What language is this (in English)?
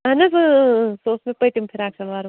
Kashmiri